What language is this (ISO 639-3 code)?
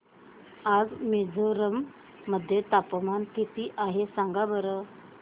mar